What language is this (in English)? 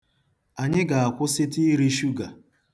Igbo